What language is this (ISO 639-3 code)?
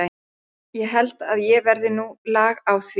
isl